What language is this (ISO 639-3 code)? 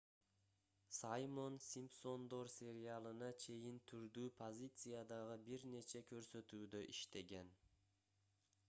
kir